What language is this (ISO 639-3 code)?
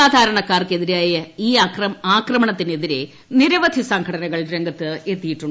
mal